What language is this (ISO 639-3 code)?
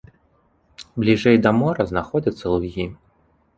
bel